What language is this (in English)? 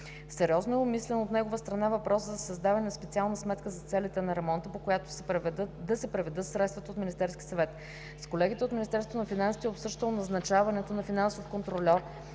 Bulgarian